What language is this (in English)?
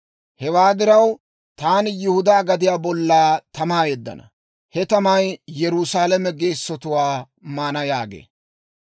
Dawro